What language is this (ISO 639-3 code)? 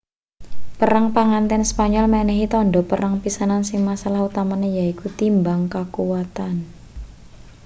jav